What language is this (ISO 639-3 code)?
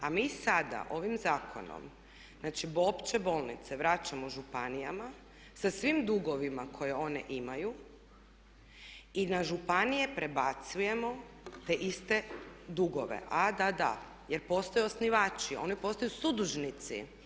hrv